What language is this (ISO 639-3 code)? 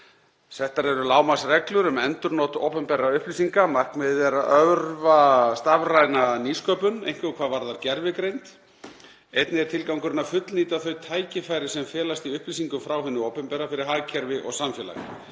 isl